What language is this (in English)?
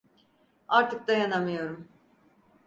Turkish